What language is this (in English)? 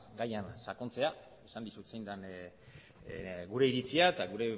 Basque